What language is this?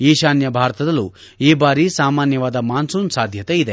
Kannada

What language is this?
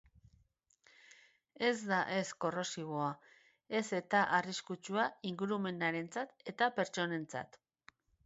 Basque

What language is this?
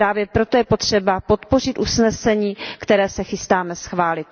Czech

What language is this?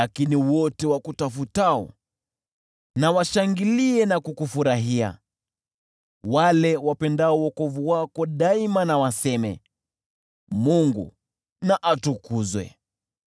Swahili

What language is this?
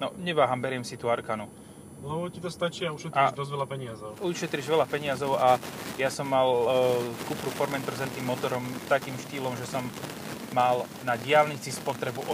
Slovak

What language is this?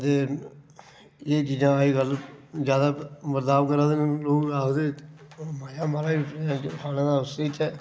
Dogri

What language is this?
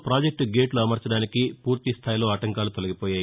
Telugu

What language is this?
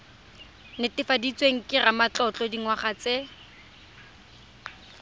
Tswana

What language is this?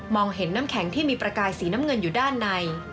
Thai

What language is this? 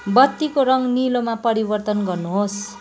Nepali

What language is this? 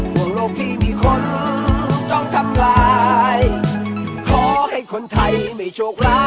Thai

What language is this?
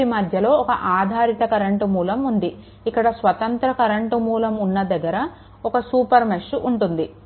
Telugu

